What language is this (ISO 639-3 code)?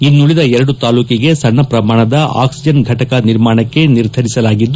kan